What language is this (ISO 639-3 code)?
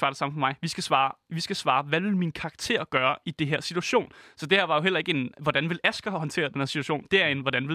dan